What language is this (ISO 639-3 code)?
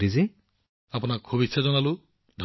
asm